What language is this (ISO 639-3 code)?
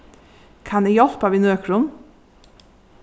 fao